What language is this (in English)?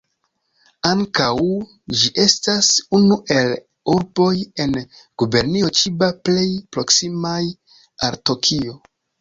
Esperanto